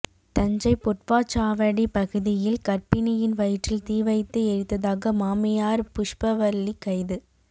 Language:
Tamil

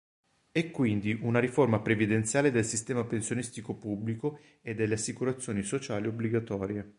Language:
Italian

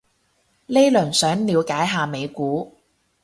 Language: Cantonese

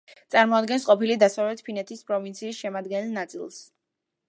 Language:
Georgian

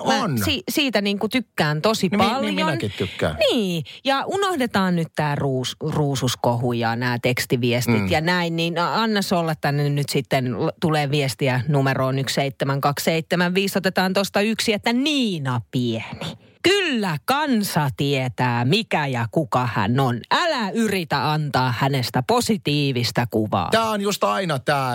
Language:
Finnish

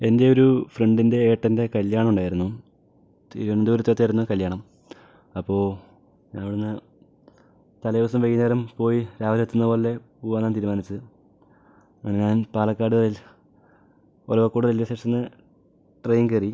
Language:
Malayalam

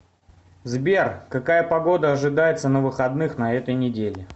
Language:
Russian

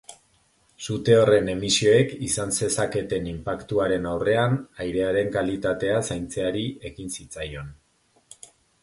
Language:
Basque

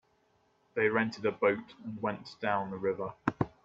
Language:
English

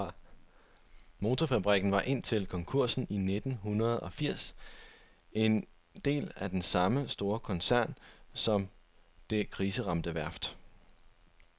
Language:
Danish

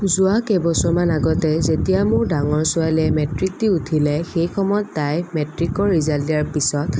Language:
Assamese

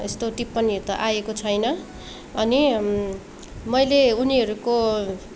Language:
Nepali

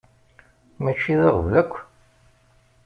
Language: Kabyle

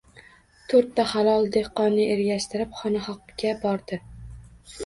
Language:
Uzbek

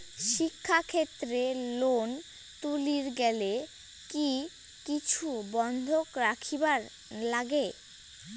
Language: Bangla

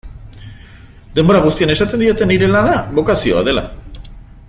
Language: Basque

